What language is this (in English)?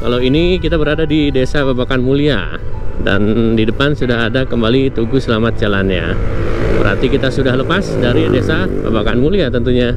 Indonesian